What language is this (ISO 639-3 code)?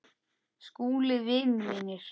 isl